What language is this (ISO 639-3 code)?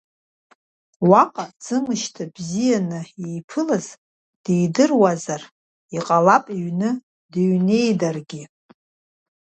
abk